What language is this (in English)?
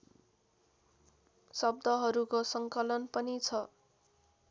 Nepali